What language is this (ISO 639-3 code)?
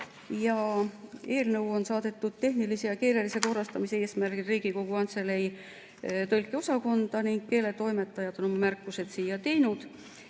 est